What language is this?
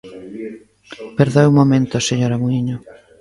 Galician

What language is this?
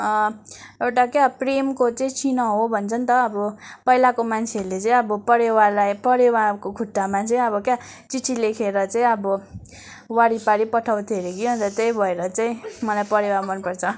Nepali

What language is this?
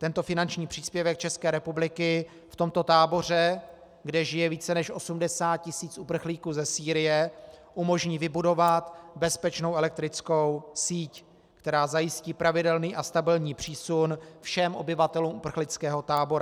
Czech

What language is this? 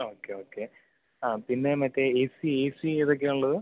Malayalam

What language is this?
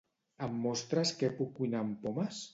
Catalan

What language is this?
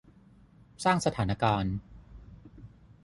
Thai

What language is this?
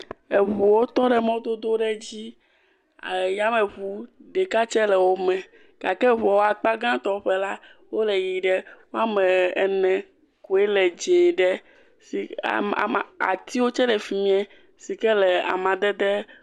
Ewe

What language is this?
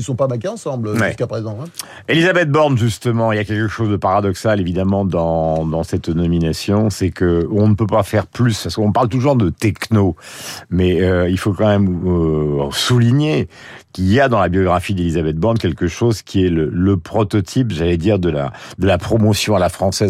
French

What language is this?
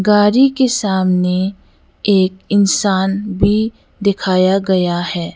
Hindi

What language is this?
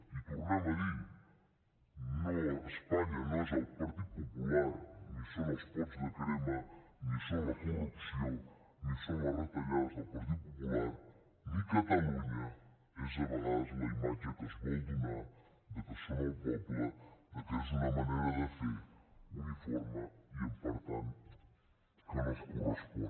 Catalan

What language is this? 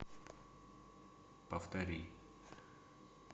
Russian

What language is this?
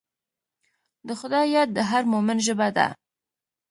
Pashto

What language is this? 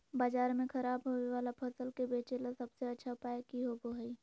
Magahi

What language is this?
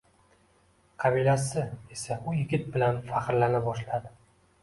Uzbek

